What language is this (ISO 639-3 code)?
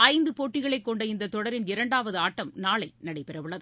tam